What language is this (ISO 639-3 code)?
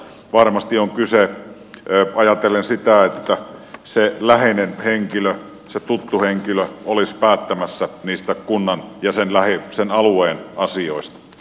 fin